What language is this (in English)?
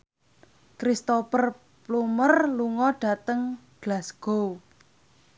Javanese